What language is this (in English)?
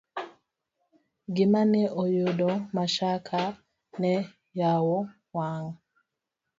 Luo (Kenya and Tanzania)